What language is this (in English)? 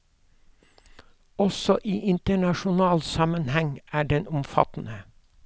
Norwegian